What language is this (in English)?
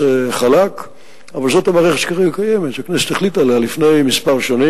Hebrew